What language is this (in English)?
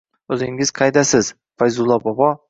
Uzbek